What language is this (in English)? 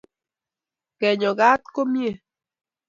Kalenjin